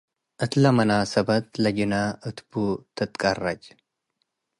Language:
Tigre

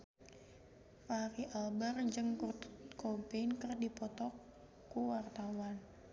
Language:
Sundanese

